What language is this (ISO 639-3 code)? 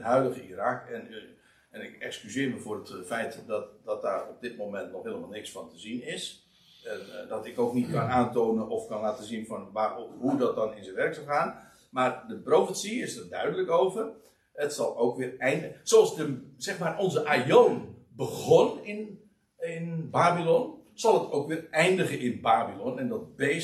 nld